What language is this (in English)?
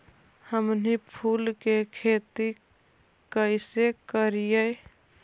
Magahi